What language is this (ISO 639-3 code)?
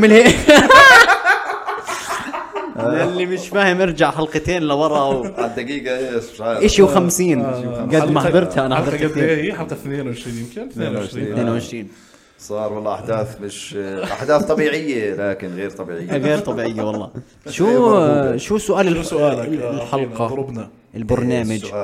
ara